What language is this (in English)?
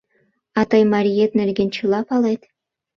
Mari